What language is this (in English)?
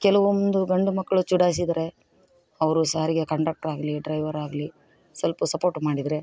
Kannada